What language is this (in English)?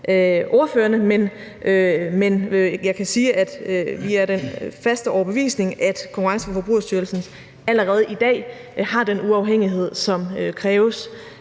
Danish